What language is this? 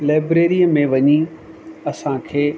Sindhi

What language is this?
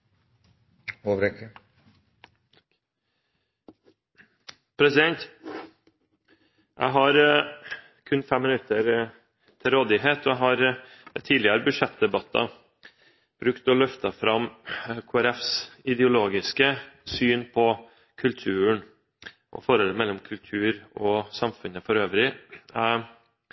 Norwegian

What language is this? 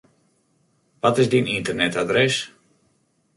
Western Frisian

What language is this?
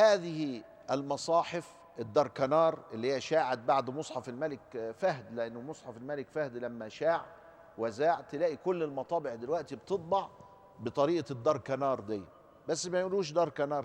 Arabic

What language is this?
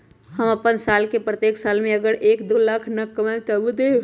Magahi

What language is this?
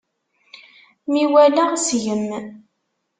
Kabyle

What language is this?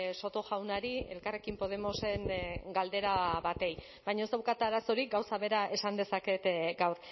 Basque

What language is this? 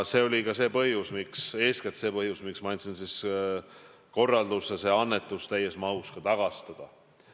Estonian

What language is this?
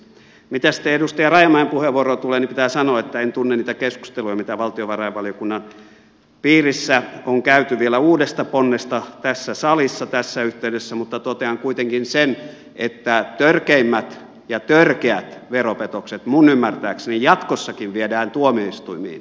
Finnish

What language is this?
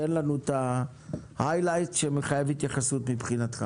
Hebrew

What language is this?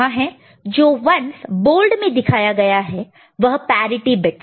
Hindi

